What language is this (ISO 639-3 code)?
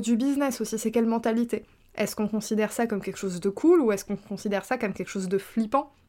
fra